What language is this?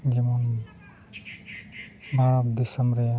Santali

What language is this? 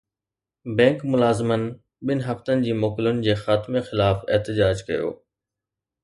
Sindhi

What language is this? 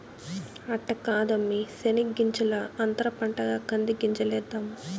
Telugu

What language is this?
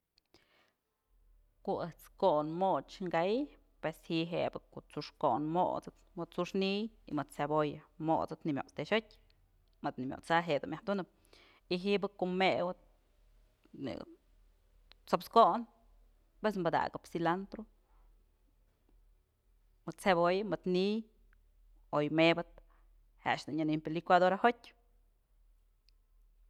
Mazatlán Mixe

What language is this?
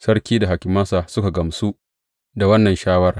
Hausa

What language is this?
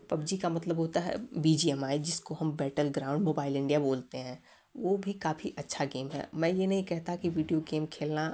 Hindi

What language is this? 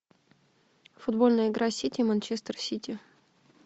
Russian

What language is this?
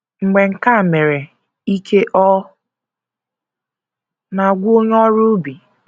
Igbo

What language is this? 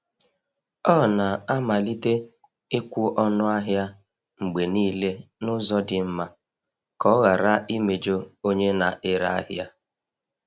Igbo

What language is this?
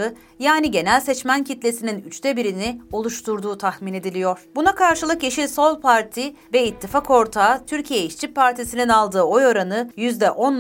Turkish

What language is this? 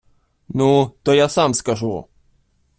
Ukrainian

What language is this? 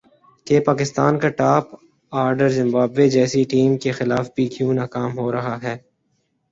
Urdu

